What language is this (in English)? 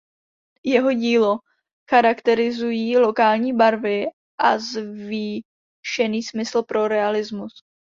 Czech